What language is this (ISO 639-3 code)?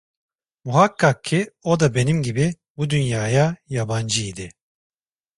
tur